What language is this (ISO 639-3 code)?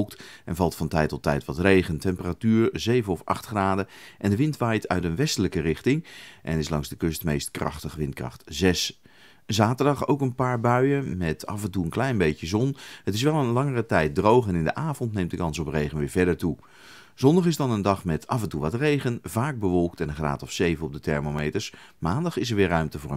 nld